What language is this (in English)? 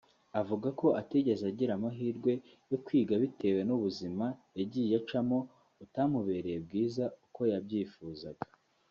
Kinyarwanda